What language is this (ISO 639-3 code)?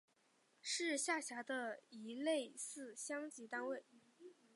zho